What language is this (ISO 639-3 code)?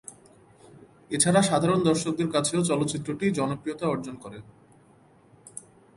ben